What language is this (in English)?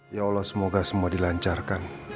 Indonesian